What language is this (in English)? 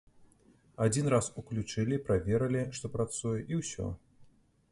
Belarusian